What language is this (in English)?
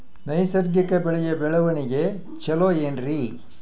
Kannada